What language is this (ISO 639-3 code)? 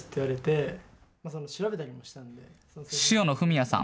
jpn